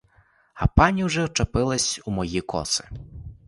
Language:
Ukrainian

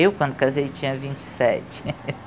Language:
Portuguese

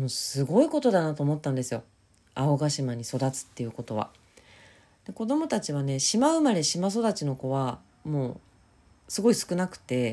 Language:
Japanese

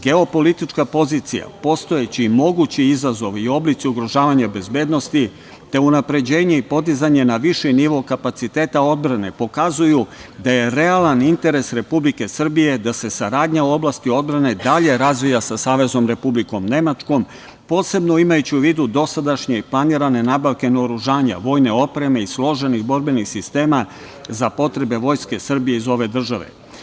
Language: Serbian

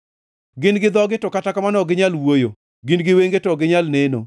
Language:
Luo (Kenya and Tanzania)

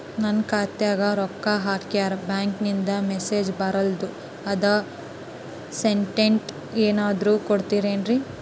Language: Kannada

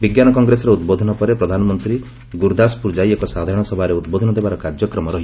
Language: Odia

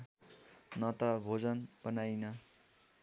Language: Nepali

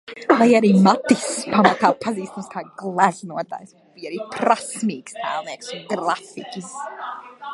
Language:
Latvian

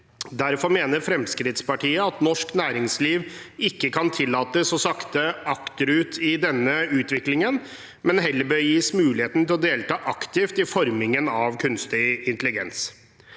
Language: Norwegian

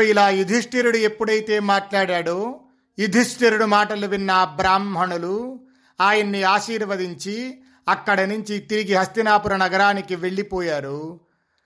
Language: Telugu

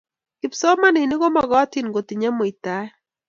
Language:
Kalenjin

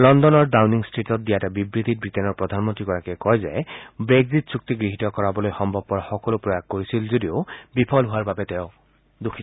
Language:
Assamese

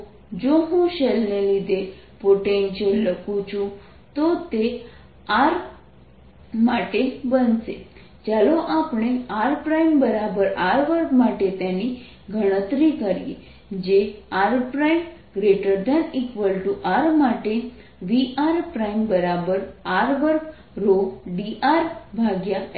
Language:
Gujarati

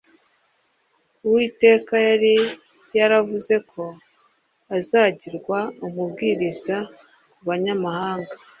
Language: Kinyarwanda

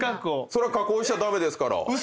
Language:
Japanese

